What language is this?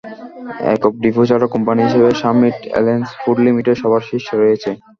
Bangla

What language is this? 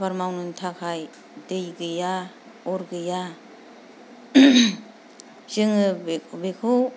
Bodo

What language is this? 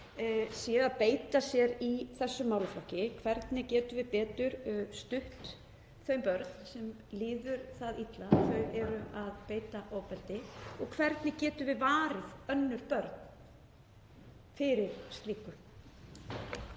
Icelandic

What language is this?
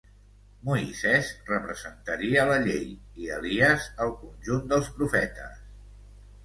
Catalan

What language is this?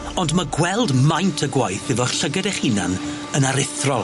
Welsh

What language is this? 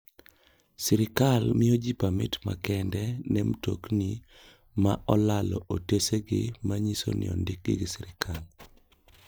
Luo (Kenya and Tanzania)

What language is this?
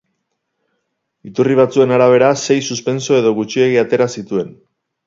Basque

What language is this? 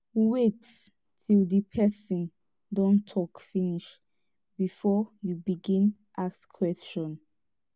Nigerian Pidgin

